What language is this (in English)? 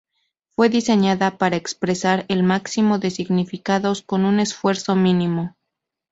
Spanish